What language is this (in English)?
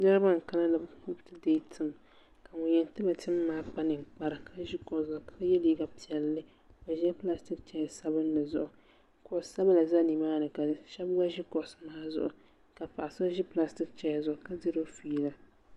Dagbani